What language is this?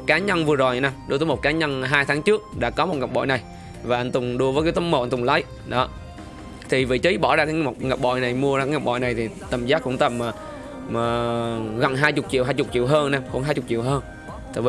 Vietnamese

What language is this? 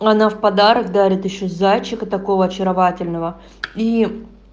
Russian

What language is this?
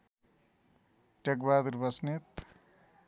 Nepali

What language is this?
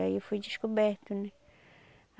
Portuguese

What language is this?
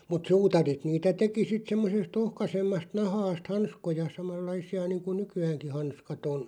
Finnish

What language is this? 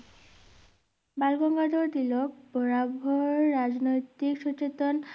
Bangla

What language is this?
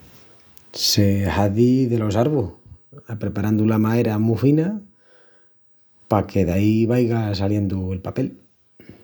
Extremaduran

